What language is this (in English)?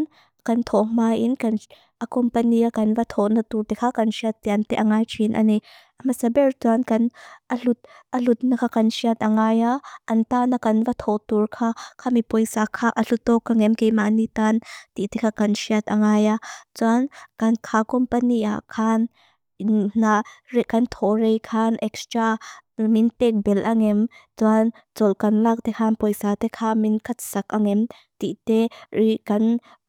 Mizo